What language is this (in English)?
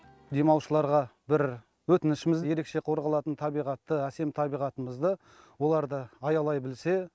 Kazakh